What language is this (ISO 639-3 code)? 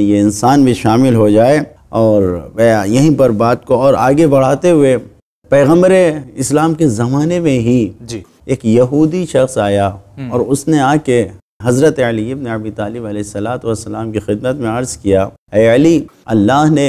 ara